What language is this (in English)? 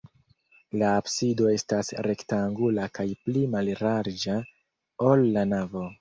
Esperanto